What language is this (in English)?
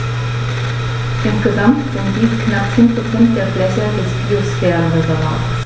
German